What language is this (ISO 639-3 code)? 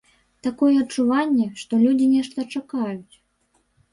bel